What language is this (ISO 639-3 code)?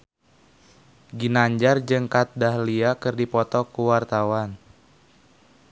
sun